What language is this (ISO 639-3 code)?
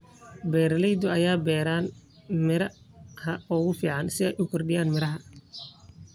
som